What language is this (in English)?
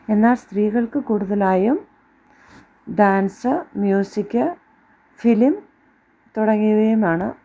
Malayalam